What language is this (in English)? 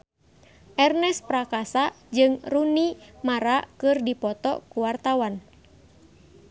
Sundanese